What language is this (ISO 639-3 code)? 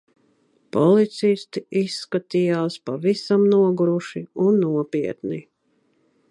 lav